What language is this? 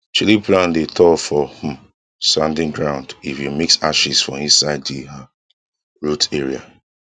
Nigerian Pidgin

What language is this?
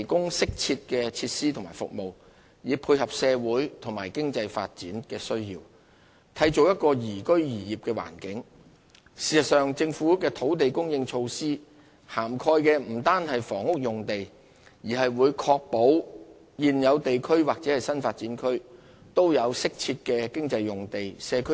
Cantonese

